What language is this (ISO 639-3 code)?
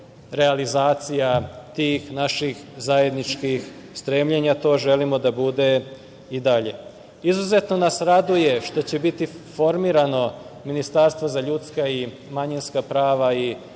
srp